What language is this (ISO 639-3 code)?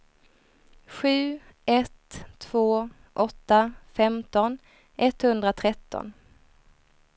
swe